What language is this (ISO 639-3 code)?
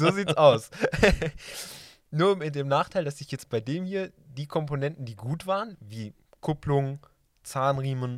deu